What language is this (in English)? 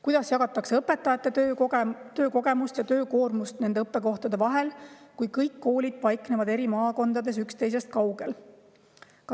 Estonian